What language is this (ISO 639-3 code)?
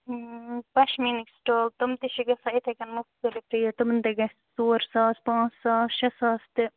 kas